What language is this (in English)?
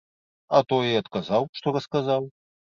Belarusian